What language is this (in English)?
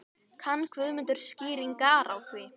Icelandic